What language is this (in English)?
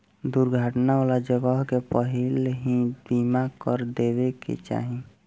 Bhojpuri